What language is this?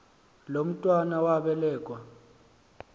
Xhosa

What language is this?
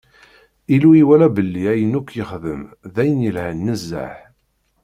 Kabyle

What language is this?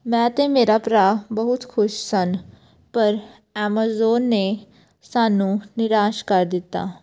Punjabi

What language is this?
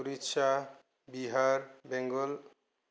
Bodo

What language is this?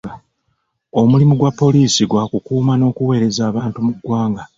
Ganda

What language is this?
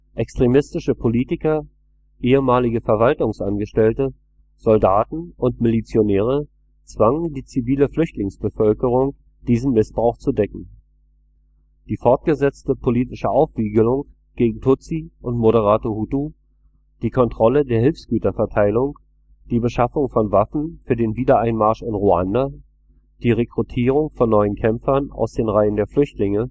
German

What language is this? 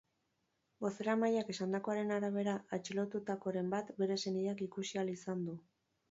Basque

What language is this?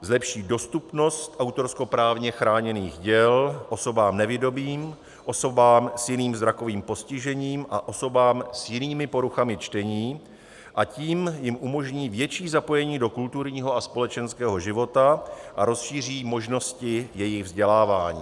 Czech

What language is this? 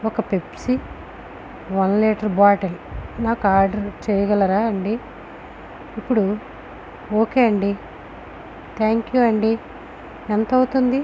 Telugu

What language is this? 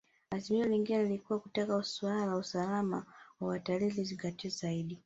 Swahili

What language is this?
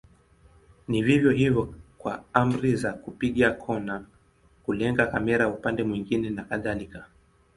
Swahili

